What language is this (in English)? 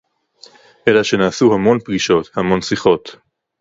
Hebrew